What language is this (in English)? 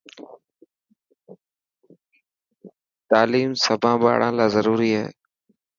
Dhatki